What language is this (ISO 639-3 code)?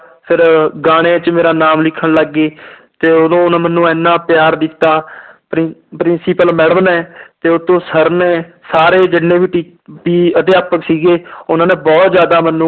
pan